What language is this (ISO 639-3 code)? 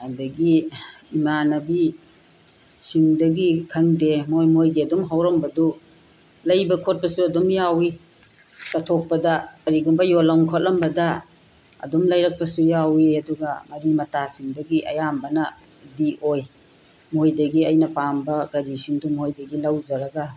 mni